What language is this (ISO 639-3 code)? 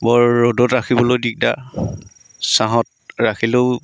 asm